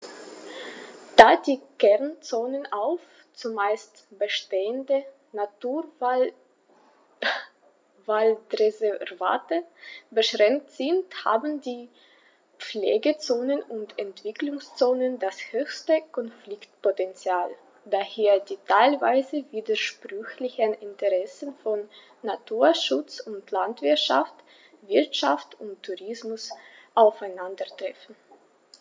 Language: German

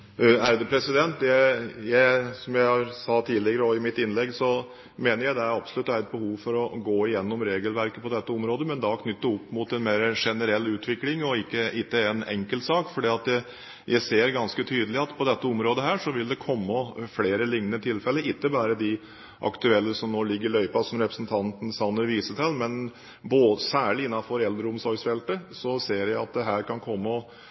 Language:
Norwegian Bokmål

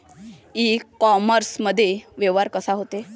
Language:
Marathi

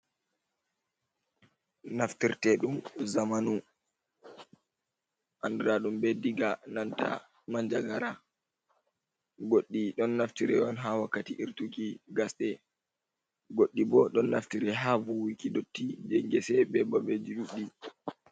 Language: Fula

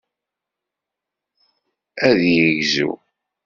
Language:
Kabyle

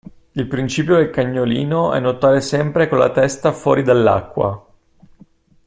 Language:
Italian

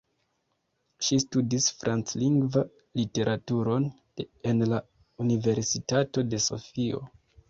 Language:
Esperanto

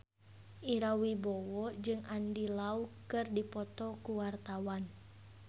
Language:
Sundanese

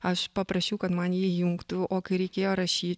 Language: Lithuanian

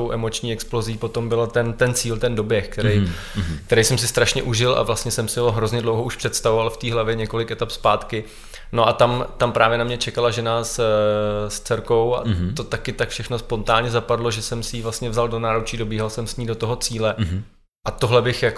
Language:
Czech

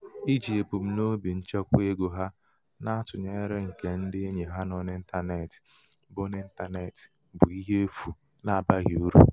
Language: Igbo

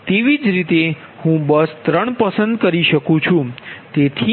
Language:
Gujarati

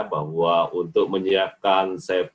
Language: Indonesian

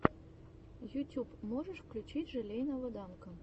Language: Russian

